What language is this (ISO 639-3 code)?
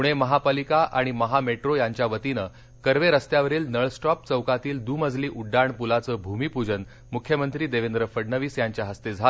mar